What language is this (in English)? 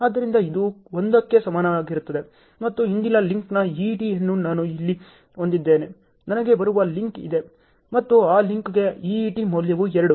Kannada